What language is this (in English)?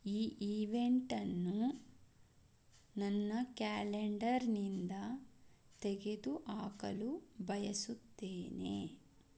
Kannada